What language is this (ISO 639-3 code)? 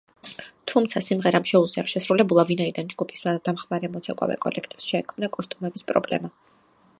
kat